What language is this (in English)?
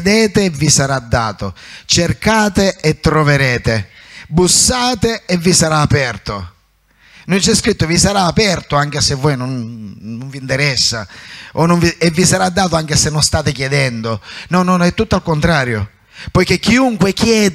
Italian